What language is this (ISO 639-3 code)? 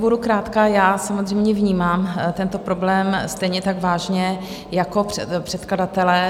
ces